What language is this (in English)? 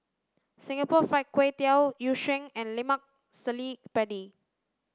English